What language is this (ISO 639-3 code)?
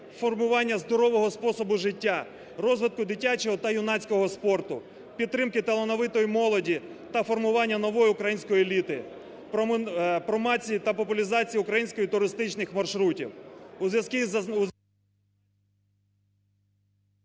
ukr